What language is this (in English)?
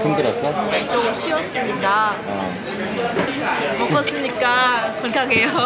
Korean